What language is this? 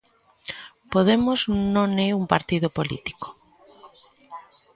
Galician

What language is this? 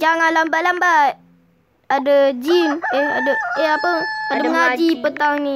Malay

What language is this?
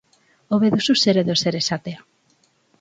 Basque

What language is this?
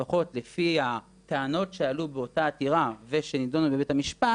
Hebrew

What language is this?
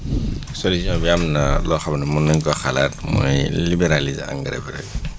Wolof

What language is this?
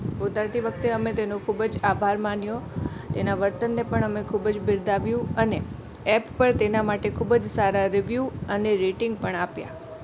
Gujarati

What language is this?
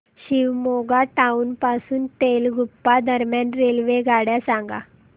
Marathi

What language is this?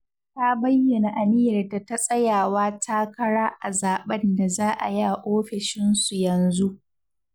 Hausa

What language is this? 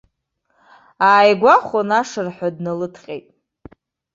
Abkhazian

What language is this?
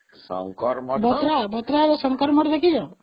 Odia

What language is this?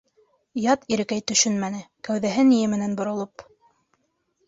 Bashkir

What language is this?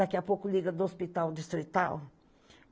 Portuguese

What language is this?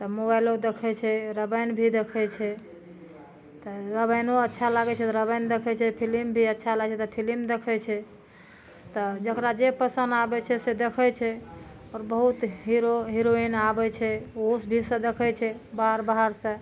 Maithili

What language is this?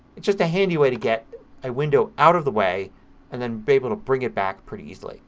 English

